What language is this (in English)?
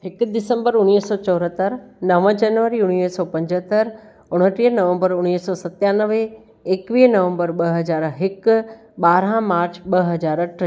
Sindhi